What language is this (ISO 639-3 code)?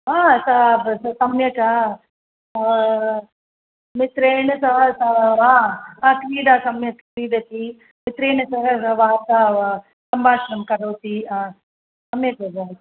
san